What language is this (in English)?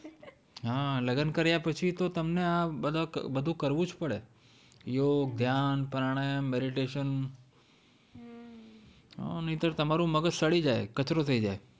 Gujarati